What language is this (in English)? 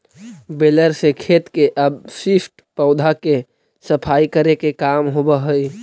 Magahi